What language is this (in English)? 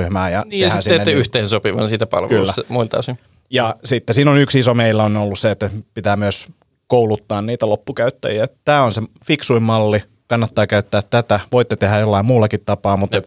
Finnish